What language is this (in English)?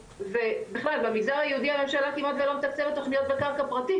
Hebrew